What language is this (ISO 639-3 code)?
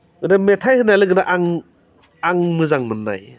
brx